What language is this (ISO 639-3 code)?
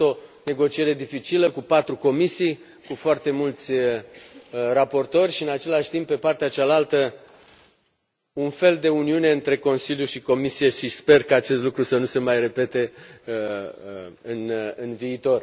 ron